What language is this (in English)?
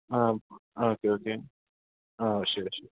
Malayalam